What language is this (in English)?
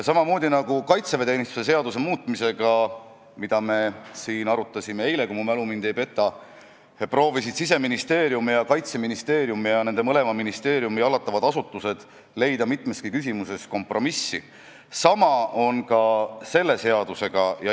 Estonian